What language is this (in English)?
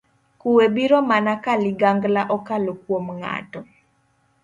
Luo (Kenya and Tanzania)